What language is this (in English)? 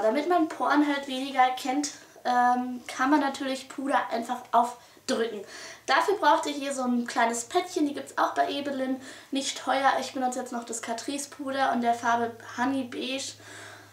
German